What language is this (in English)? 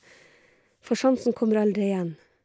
Norwegian